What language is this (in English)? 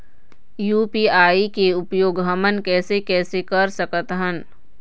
Chhattisgarhi